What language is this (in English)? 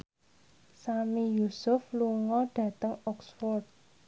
Javanese